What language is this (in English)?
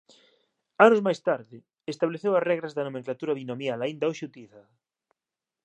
Galician